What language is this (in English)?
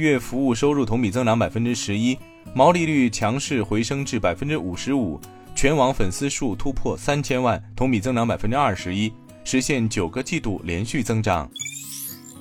Chinese